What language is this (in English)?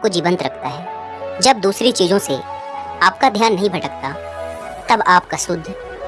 Hindi